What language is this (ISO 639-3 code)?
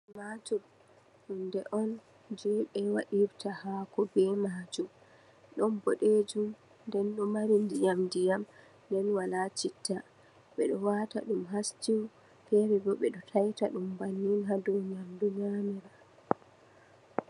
ful